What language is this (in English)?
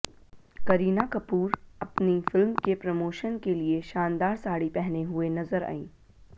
Hindi